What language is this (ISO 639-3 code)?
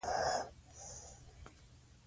pus